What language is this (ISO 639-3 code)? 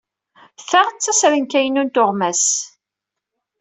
kab